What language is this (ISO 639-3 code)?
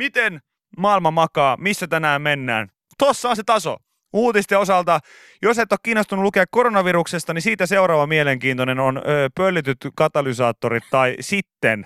fin